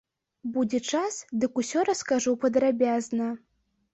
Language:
Belarusian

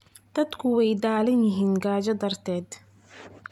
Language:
Somali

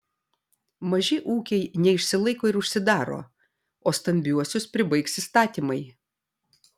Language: Lithuanian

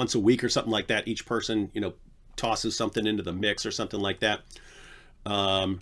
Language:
English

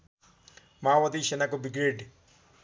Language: Nepali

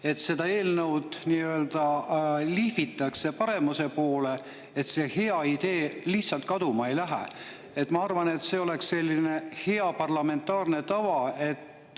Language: Estonian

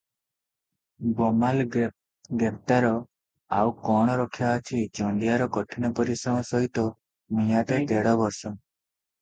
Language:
Odia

